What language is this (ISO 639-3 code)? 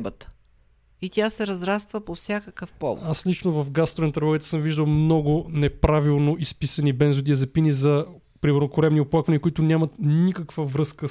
bul